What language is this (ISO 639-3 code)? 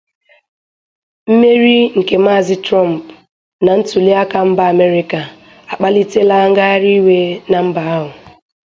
ibo